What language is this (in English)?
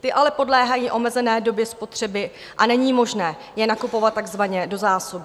Czech